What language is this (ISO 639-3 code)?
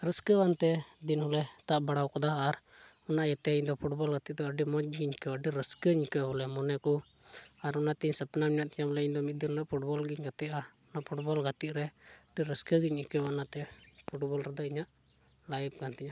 sat